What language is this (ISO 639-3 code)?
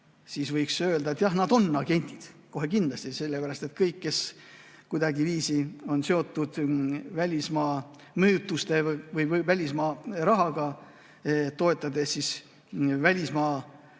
est